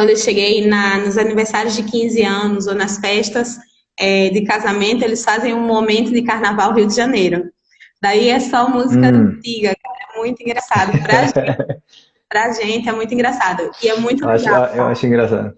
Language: Portuguese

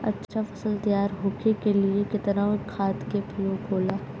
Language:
Bhojpuri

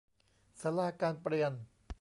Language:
Thai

